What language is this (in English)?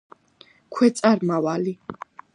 Georgian